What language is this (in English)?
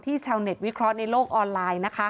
Thai